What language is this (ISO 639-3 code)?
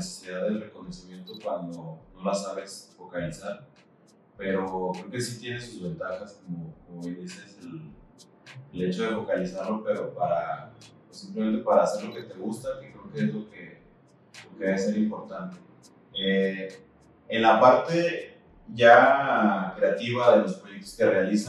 spa